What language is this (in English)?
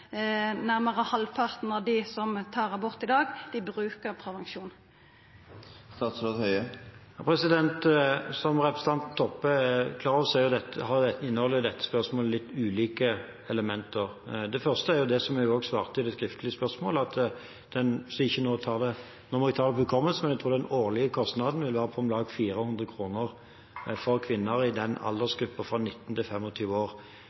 Norwegian